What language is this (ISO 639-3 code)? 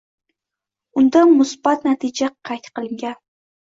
uzb